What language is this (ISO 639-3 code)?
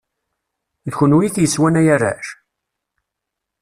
kab